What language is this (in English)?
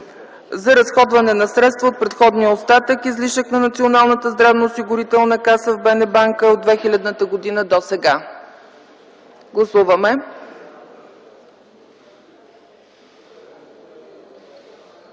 Bulgarian